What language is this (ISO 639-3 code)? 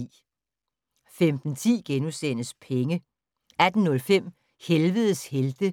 dan